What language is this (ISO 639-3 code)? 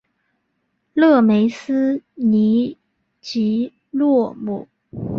zho